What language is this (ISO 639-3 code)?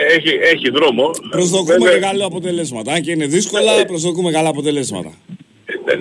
ell